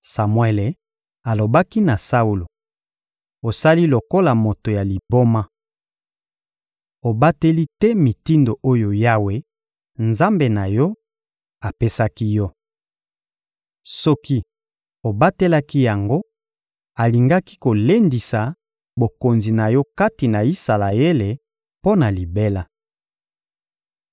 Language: Lingala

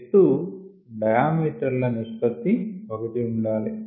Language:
Telugu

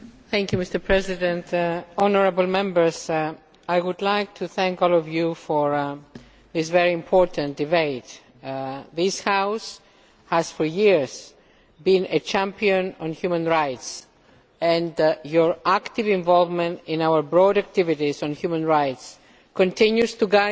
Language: English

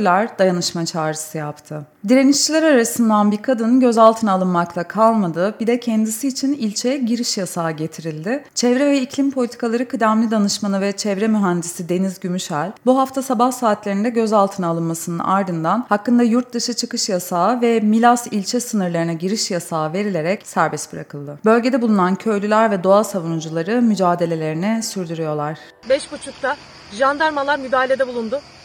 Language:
Turkish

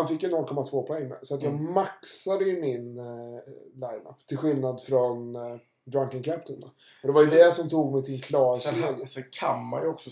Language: Swedish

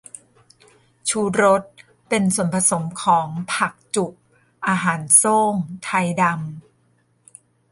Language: Thai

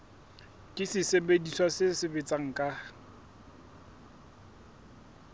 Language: Southern Sotho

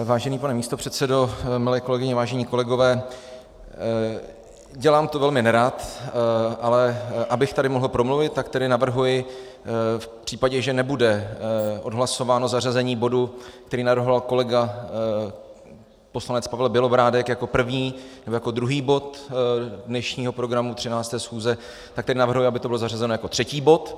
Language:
Czech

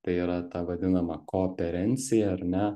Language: Lithuanian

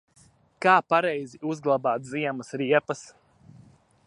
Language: Latvian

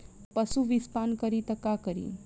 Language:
Bhojpuri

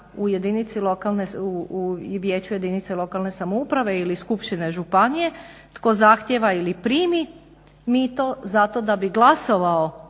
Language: Croatian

